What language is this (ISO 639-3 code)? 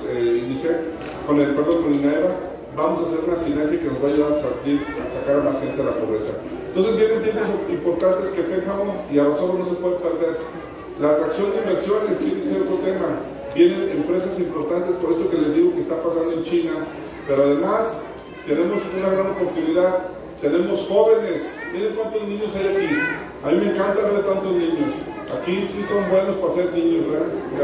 spa